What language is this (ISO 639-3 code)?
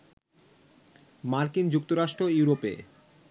ben